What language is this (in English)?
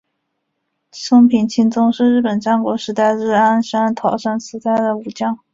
Chinese